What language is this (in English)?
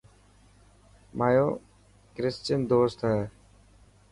Dhatki